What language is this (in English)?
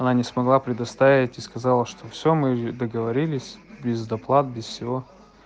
Russian